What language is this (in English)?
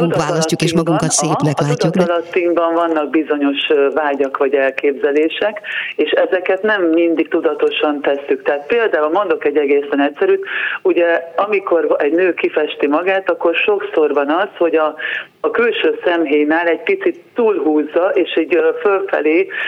Hungarian